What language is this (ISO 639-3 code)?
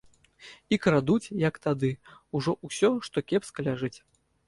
bel